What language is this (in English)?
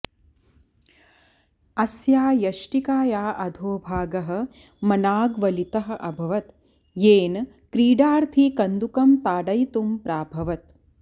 Sanskrit